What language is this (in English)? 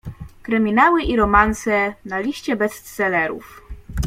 Polish